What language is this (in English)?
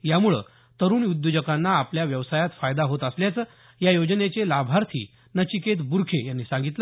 Marathi